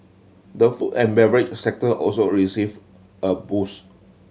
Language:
English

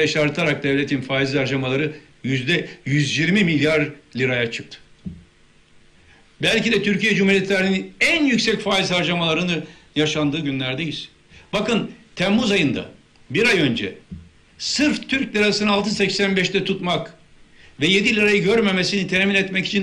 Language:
Turkish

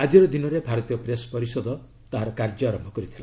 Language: Odia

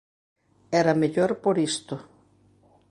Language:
Galician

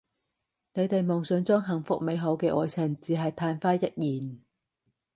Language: Cantonese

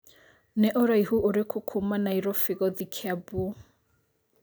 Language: Kikuyu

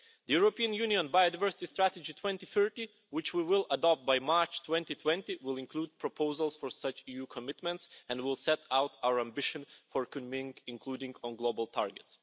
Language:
English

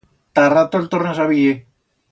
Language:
Aragonese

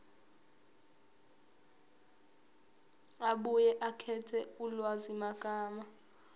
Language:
Zulu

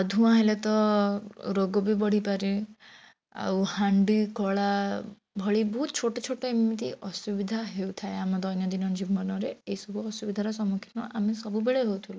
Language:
Odia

